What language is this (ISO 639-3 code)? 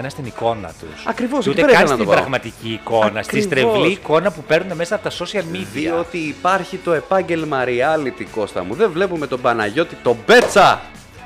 ell